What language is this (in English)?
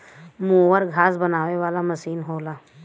Bhojpuri